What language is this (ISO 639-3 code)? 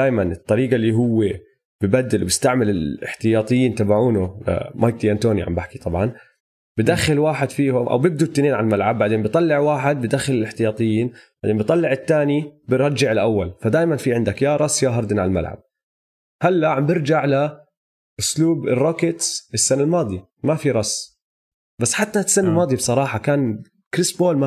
ara